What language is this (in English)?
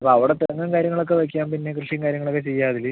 Malayalam